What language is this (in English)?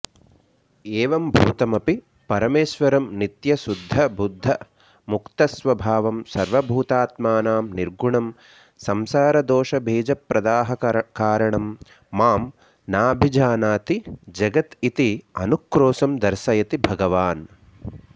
Sanskrit